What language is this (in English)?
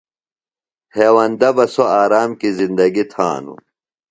Phalura